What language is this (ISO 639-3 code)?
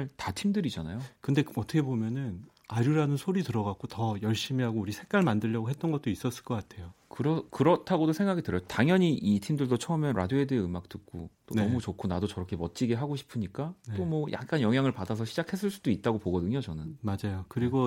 kor